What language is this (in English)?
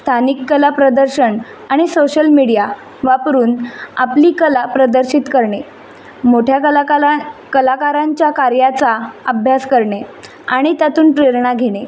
Marathi